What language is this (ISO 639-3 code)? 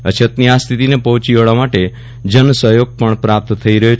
guj